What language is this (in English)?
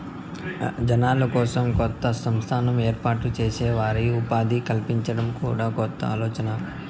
Telugu